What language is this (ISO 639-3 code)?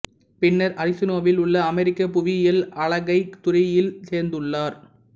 tam